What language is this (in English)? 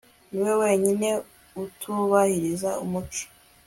Kinyarwanda